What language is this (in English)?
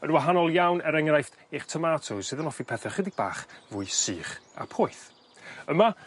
Welsh